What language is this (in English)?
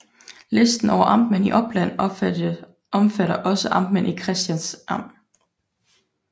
Danish